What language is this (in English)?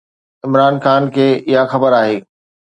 Sindhi